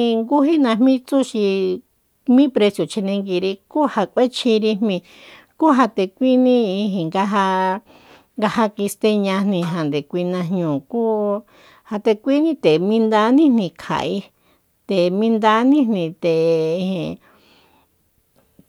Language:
Soyaltepec Mazatec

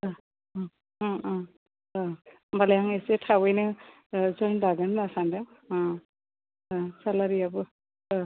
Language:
Bodo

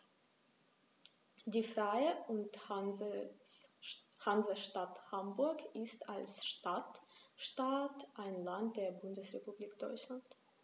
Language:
German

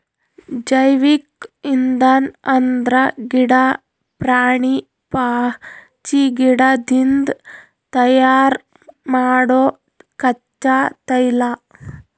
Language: Kannada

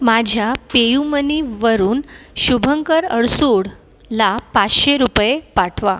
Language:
Marathi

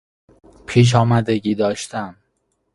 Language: Persian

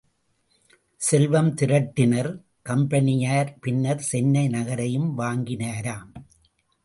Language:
Tamil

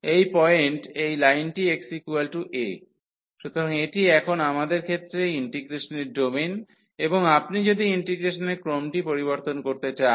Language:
Bangla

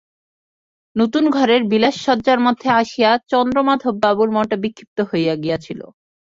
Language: Bangla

